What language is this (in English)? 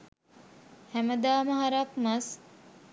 Sinhala